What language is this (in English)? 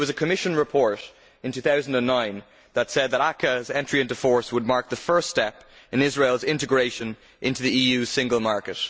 English